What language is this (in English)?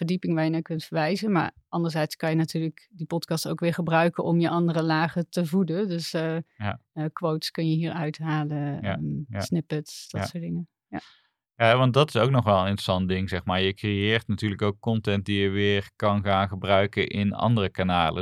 Dutch